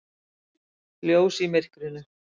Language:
Icelandic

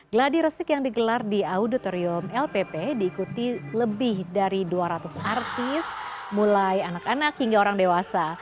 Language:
Indonesian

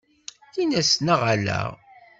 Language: Kabyle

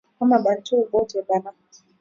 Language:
Swahili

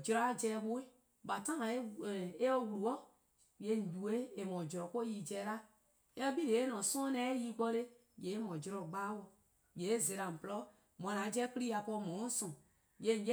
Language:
Eastern Krahn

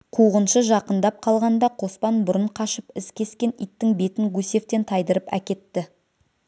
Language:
Kazakh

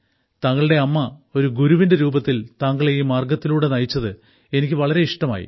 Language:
Malayalam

